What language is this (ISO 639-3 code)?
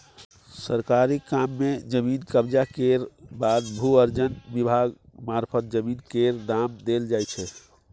mai